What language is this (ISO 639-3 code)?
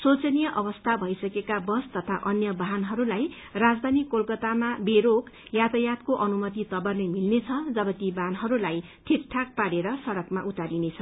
nep